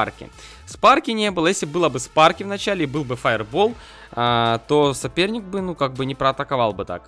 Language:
Russian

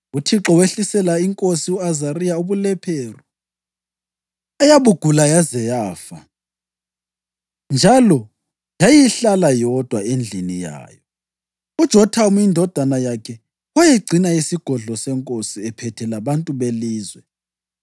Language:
North Ndebele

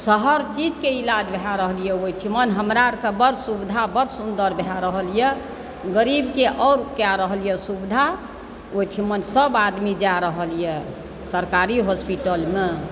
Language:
Maithili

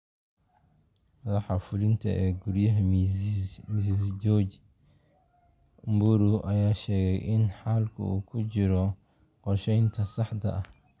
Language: Somali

